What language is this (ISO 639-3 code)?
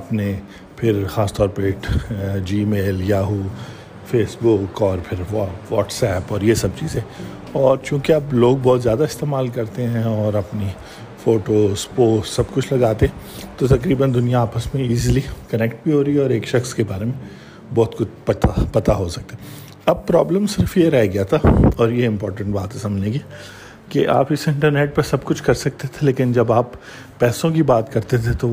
urd